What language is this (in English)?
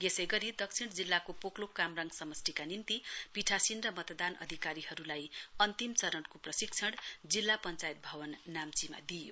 Nepali